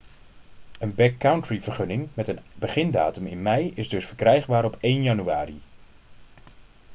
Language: Dutch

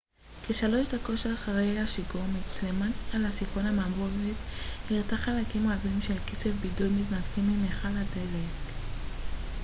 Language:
Hebrew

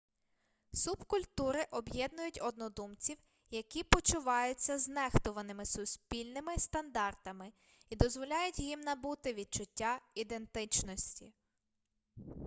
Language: Ukrainian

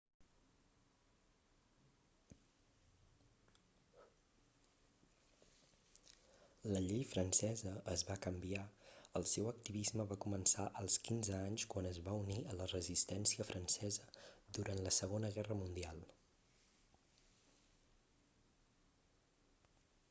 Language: Catalan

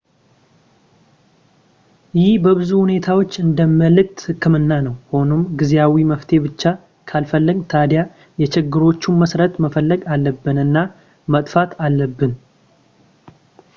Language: Amharic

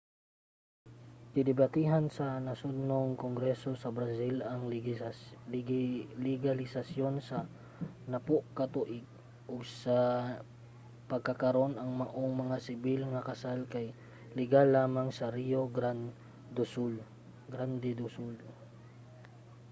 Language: Cebuano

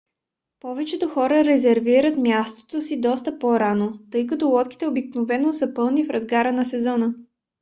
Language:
Bulgarian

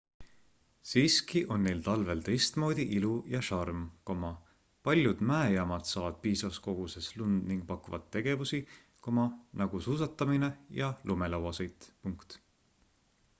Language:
Estonian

